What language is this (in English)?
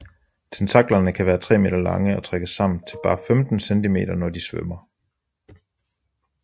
Danish